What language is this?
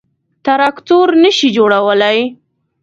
Pashto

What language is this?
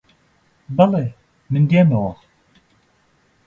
Central Kurdish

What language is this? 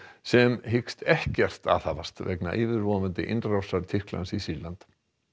Icelandic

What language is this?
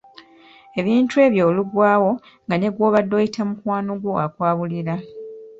Ganda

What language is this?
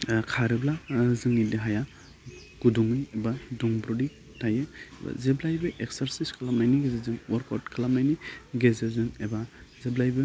Bodo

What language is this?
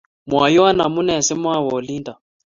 Kalenjin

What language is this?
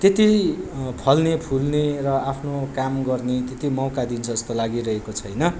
Nepali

